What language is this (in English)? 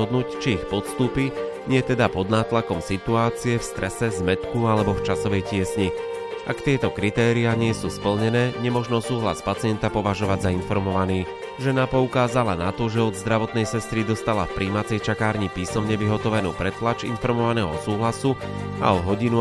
Slovak